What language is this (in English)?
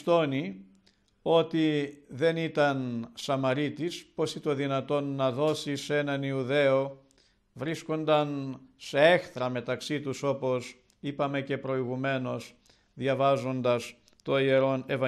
Greek